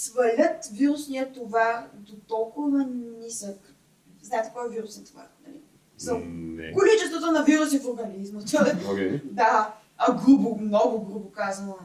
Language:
Bulgarian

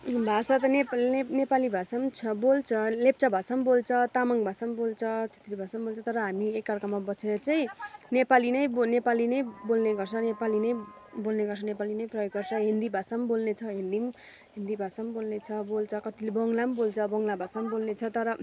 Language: Nepali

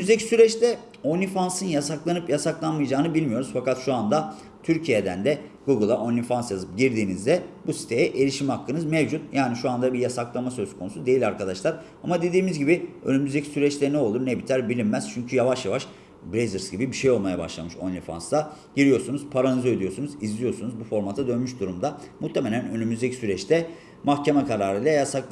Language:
Turkish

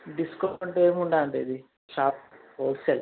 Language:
Telugu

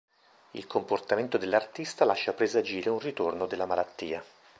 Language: Italian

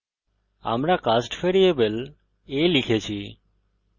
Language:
Bangla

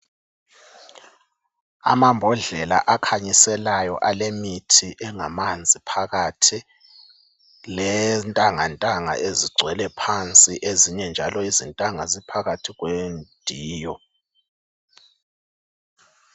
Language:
North Ndebele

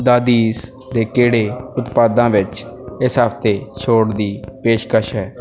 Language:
Punjabi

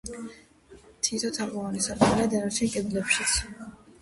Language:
Georgian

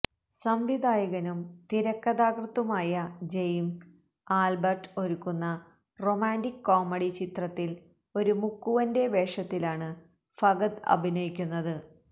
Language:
Malayalam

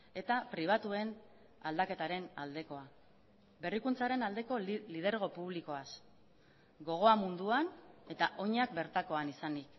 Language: Basque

